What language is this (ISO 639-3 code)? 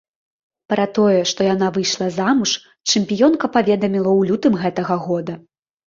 bel